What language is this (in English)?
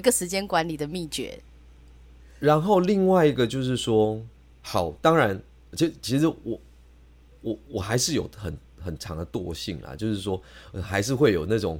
Chinese